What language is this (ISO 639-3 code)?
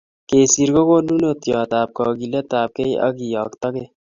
kln